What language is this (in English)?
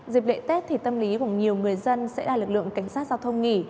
Vietnamese